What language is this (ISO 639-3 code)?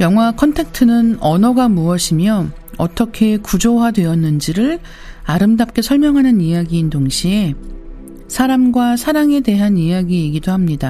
kor